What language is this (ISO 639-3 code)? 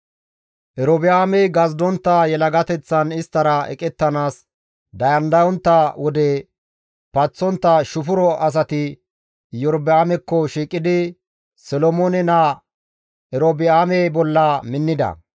gmv